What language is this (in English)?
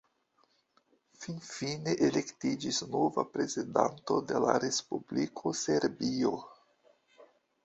Esperanto